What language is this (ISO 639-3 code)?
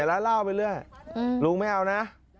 tha